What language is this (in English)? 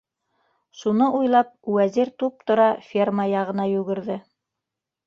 Bashkir